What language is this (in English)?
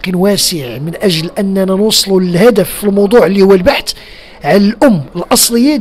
Arabic